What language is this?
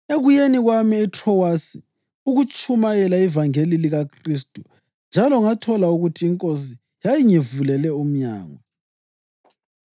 North Ndebele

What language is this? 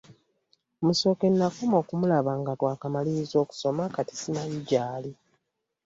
Ganda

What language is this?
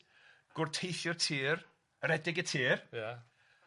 Welsh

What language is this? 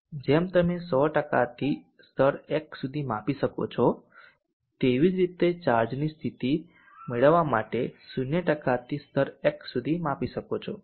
Gujarati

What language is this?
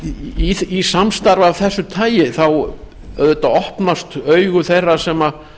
Icelandic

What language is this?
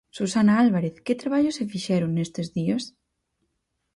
Galician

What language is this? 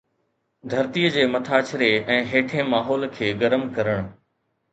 Sindhi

